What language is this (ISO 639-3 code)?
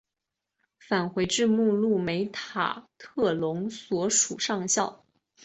zho